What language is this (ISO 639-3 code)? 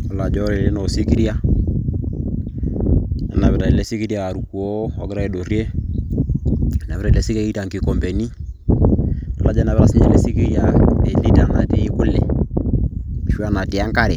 mas